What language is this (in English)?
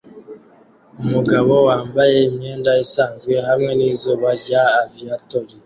Kinyarwanda